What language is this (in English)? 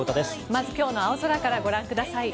Japanese